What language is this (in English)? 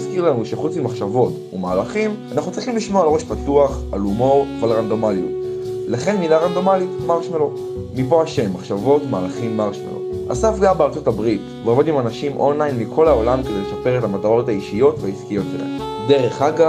Hebrew